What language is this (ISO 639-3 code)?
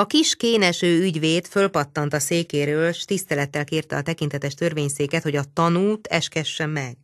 hun